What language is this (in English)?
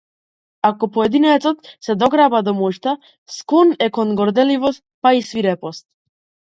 Macedonian